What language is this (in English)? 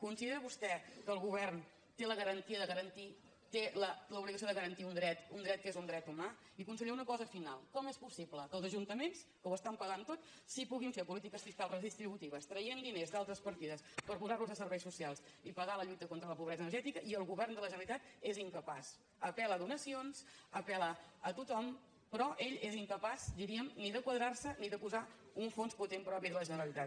Catalan